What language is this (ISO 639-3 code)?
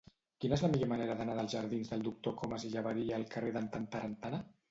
cat